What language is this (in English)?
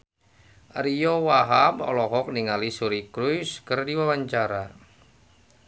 Sundanese